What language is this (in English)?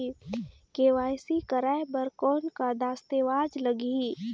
Chhattisgarhi